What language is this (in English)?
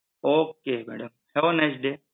Gujarati